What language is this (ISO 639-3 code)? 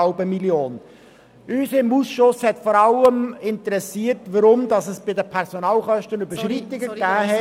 gsw